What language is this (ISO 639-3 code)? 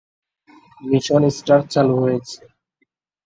ben